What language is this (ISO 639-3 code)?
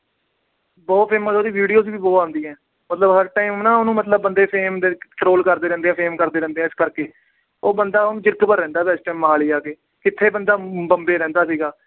pan